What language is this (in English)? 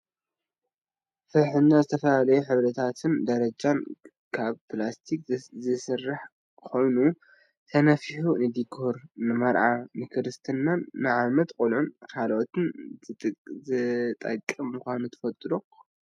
Tigrinya